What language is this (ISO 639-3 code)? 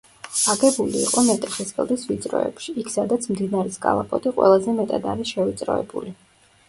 kat